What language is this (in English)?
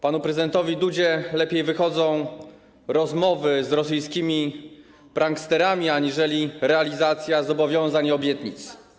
Polish